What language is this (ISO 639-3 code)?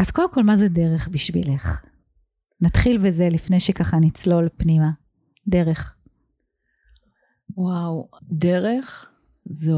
heb